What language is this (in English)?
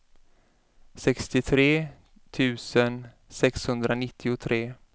Swedish